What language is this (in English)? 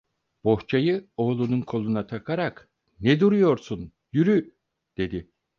Turkish